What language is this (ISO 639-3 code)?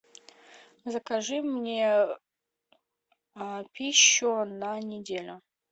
rus